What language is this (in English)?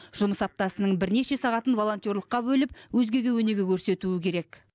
Kazakh